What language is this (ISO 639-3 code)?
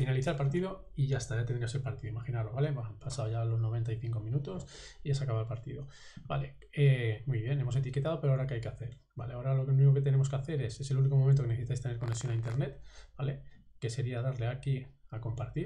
spa